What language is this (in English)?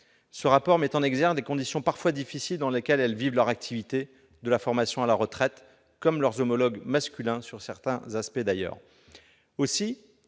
French